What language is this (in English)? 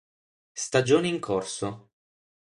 Italian